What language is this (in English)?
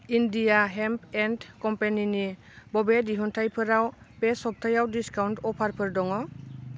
Bodo